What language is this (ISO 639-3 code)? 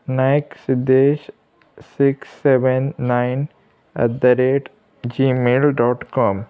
kok